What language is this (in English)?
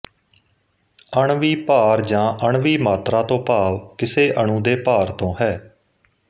Punjabi